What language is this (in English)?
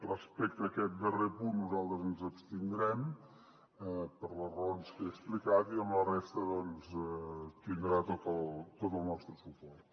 Catalan